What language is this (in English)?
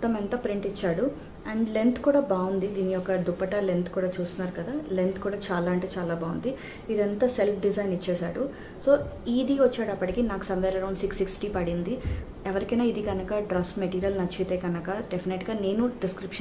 Hindi